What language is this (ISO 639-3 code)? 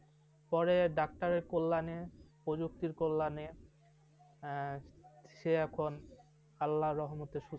ben